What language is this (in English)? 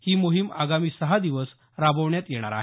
Marathi